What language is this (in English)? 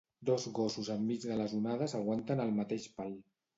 Catalan